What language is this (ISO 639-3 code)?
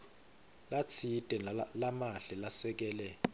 ssw